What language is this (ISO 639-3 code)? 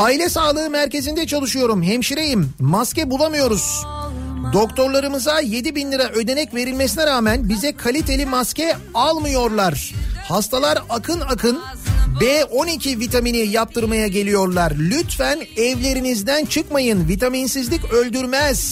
tur